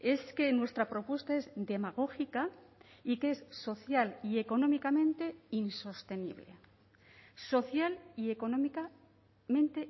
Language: Spanish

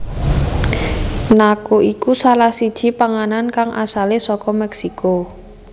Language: Javanese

